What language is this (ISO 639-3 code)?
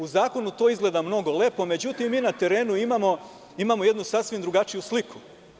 srp